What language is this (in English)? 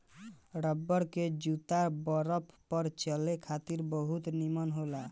Bhojpuri